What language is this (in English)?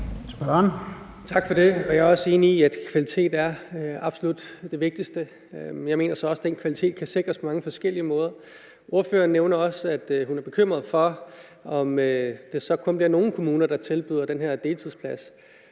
Danish